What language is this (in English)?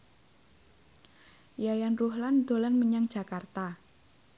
Javanese